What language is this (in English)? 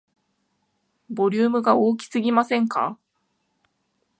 Japanese